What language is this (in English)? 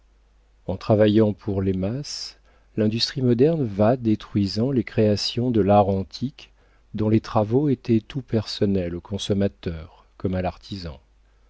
French